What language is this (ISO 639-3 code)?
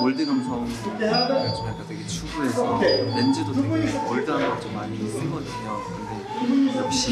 kor